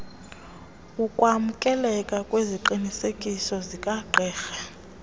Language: Xhosa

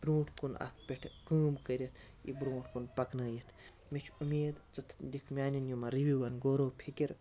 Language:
Kashmiri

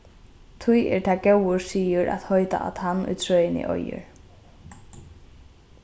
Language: Faroese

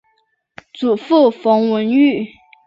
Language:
Chinese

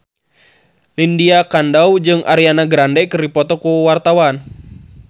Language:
Sundanese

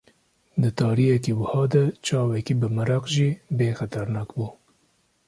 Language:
Kurdish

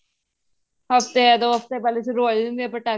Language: Punjabi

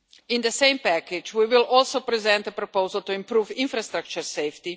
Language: English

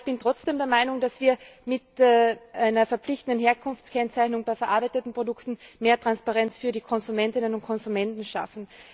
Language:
German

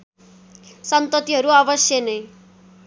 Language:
Nepali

